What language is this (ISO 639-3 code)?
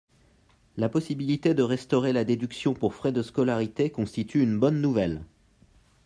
fra